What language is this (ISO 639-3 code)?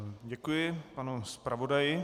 ces